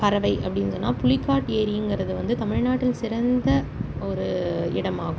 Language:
Tamil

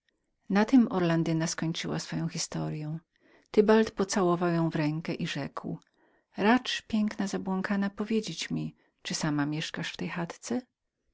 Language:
Polish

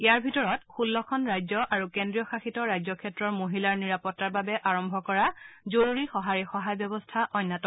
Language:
Assamese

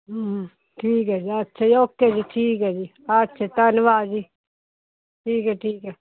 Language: Punjabi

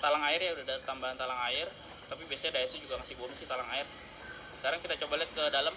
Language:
Indonesian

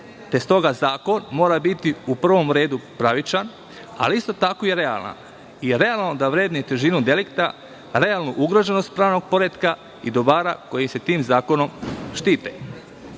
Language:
Serbian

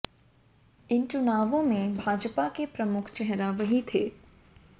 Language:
Hindi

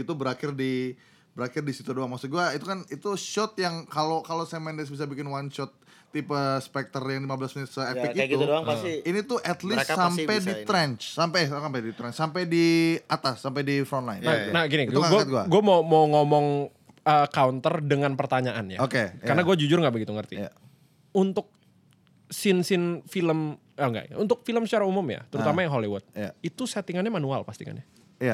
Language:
Indonesian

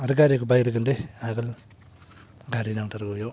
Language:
Bodo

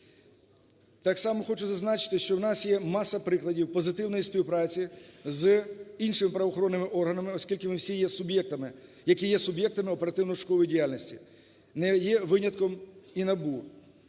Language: Ukrainian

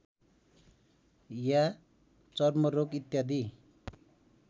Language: Nepali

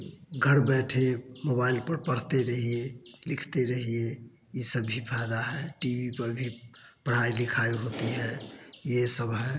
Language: Hindi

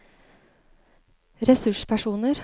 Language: Norwegian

